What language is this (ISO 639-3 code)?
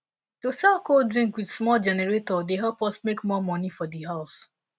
pcm